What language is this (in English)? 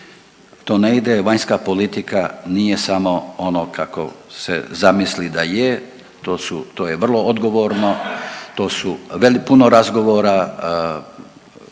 Croatian